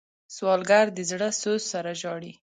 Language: Pashto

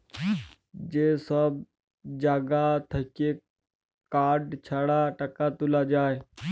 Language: Bangla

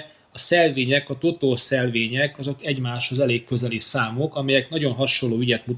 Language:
Hungarian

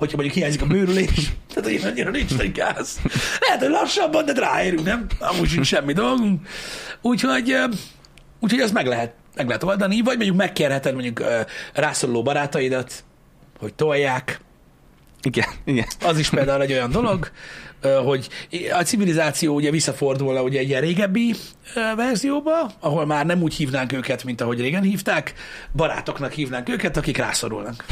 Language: Hungarian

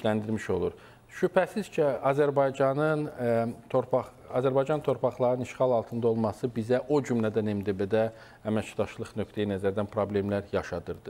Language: Turkish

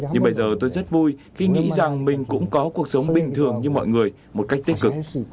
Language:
Vietnamese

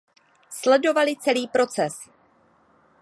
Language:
Czech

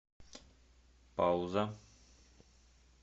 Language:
Russian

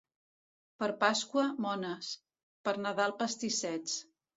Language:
Catalan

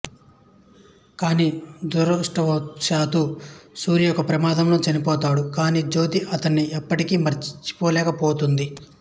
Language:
Telugu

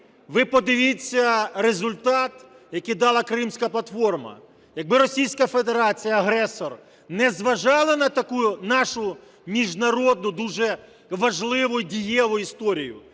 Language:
Ukrainian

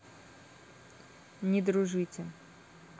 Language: Russian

